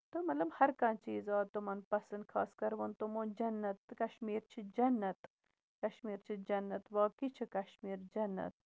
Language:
Kashmiri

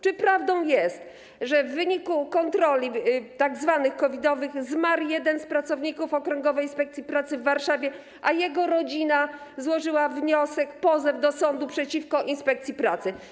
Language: Polish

